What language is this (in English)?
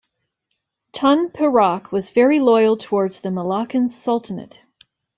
English